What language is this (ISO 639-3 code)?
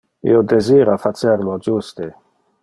ina